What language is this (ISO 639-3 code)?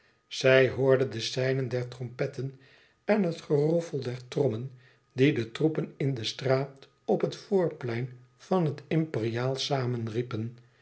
nld